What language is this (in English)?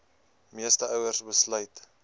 Afrikaans